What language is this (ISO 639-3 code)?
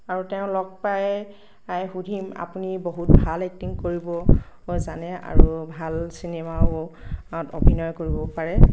asm